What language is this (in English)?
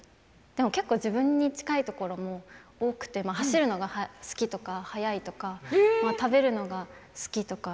Japanese